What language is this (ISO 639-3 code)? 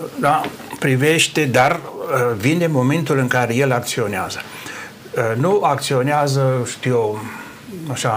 ron